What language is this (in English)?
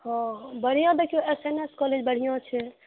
Maithili